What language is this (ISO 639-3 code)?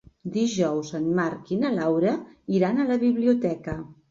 cat